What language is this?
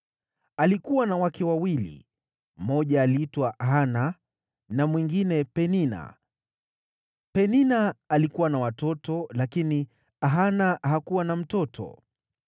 Swahili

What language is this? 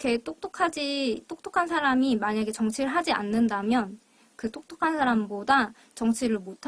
Korean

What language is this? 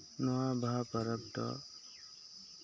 Santali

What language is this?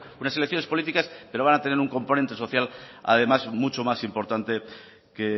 Spanish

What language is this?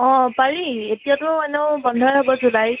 Assamese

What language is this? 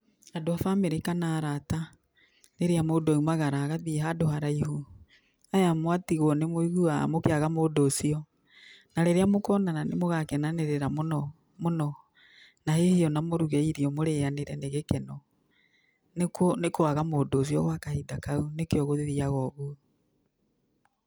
Kikuyu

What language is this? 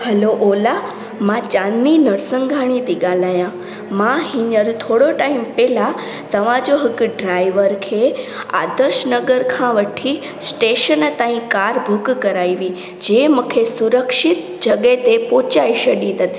Sindhi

